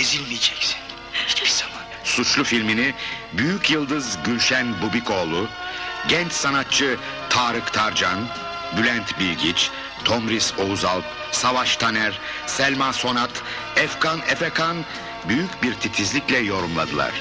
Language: Turkish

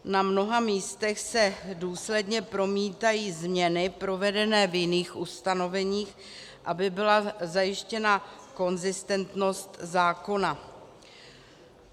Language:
Czech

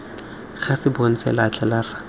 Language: Tswana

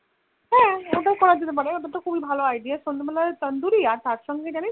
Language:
Bangla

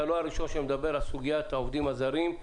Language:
Hebrew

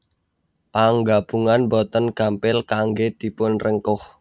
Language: Javanese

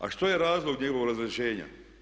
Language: Croatian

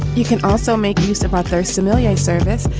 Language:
English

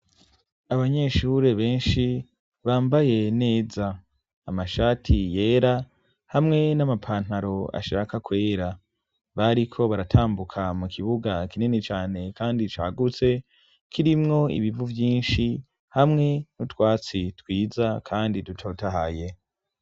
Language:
Rundi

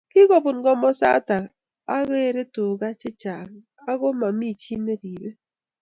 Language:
Kalenjin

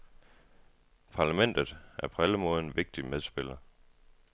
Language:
Danish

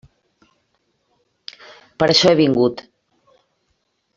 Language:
Catalan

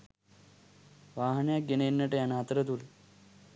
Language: Sinhala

